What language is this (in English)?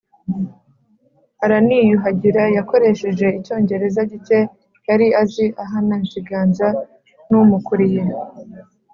Kinyarwanda